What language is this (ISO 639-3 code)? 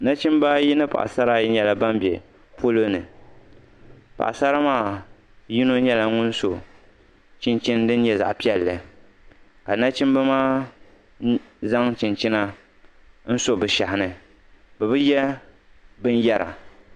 dag